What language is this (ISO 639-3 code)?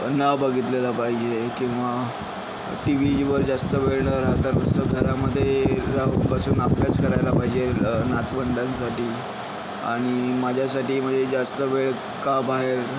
mar